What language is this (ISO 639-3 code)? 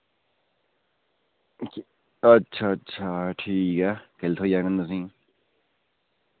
doi